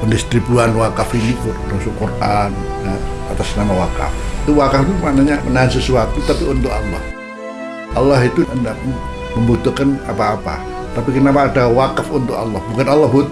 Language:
Indonesian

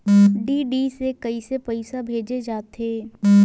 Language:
Chhattisgarhi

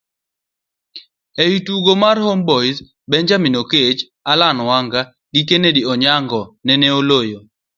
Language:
Luo (Kenya and Tanzania)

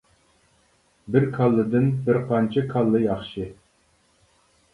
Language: Uyghur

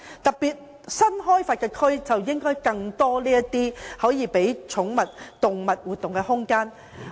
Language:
Cantonese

